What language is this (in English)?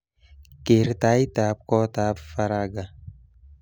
Kalenjin